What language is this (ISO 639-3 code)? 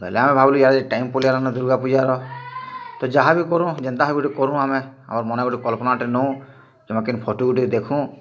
ori